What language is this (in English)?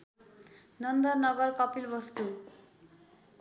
Nepali